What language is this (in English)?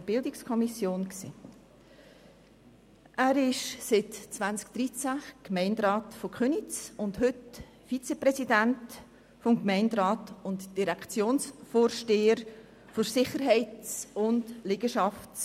Swiss German